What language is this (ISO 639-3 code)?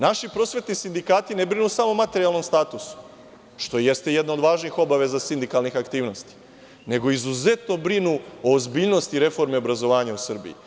srp